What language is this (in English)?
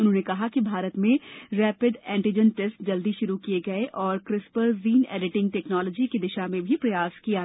Hindi